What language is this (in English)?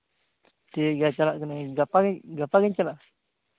Santali